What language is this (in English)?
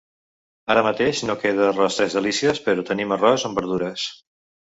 Catalan